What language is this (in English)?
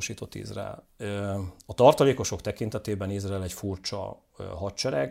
Hungarian